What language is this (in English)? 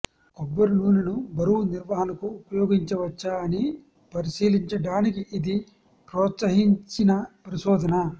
Telugu